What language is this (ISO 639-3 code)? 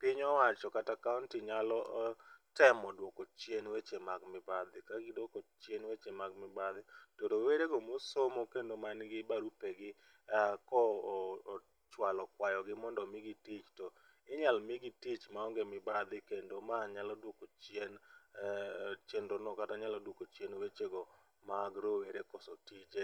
luo